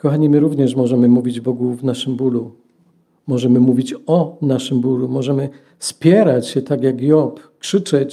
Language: Polish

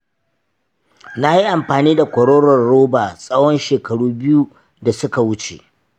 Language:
Hausa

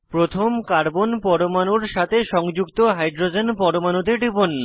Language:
Bangla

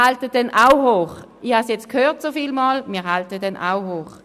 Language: Swiss German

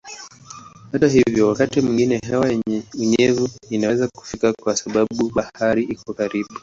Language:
Swahili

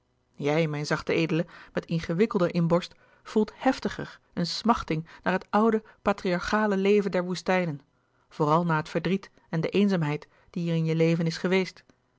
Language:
Dutch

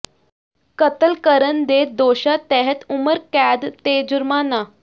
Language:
Punjabi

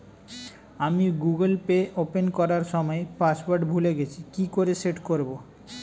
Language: Bangla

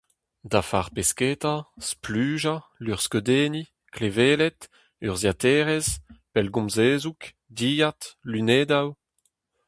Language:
Breton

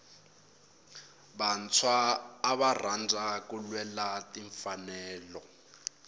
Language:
Tsonga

